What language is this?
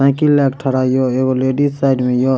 Maithili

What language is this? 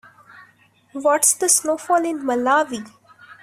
English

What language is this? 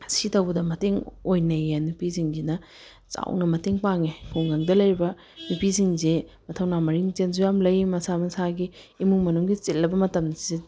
Manipuri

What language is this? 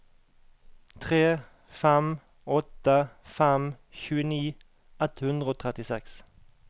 Norwegian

